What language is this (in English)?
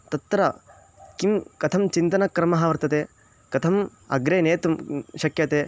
Sanskrit